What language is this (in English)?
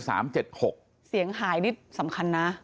Thai